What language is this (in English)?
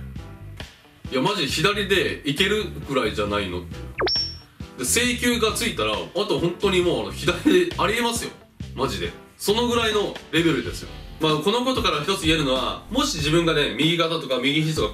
Japanese